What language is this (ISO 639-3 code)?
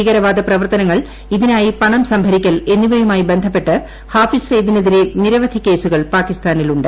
mal